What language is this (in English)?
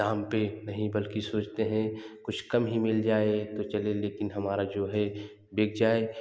Hindi